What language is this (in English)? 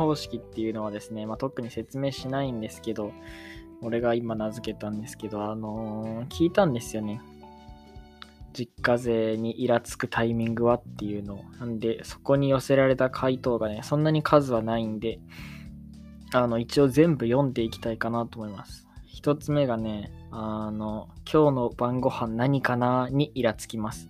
Japanese